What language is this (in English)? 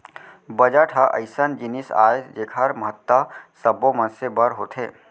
Chhattisgarhi